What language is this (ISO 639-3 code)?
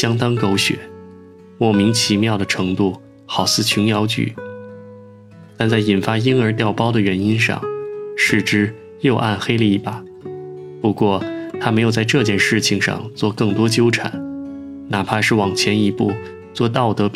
zho